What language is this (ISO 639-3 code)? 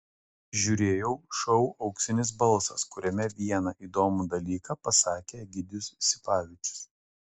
lit